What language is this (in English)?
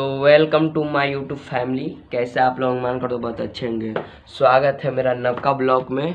Hindi